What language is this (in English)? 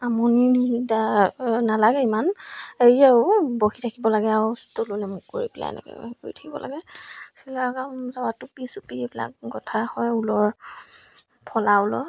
Assamese